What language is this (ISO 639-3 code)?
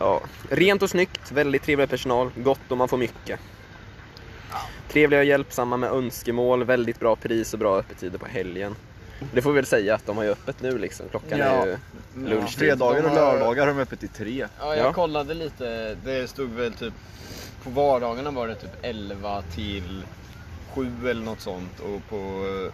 swe